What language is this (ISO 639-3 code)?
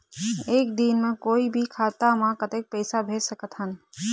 hne